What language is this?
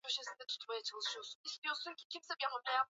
Swahili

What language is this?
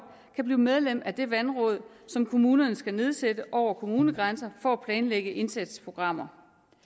Danish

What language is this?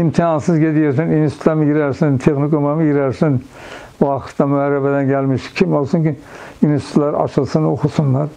Turkish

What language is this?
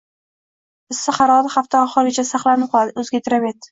Uzbek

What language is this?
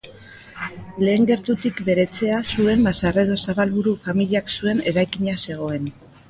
Basque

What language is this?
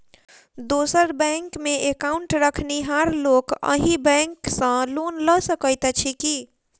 Maithili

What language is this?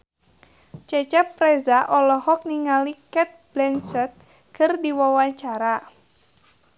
Sundanese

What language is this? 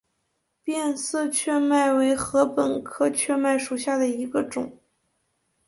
Chinese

